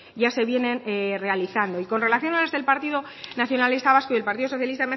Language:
Spanish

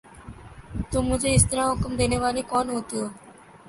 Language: Urdu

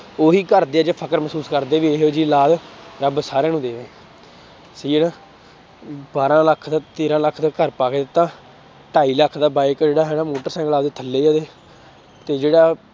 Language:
Punjabi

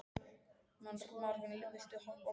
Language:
Icelandic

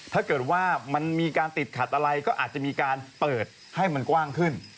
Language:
Thai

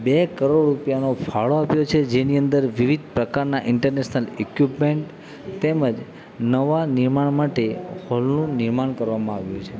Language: Gujarati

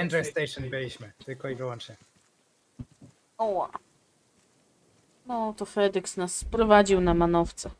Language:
Polish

